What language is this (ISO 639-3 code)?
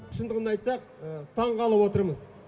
kaz